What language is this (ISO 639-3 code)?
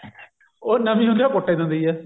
pan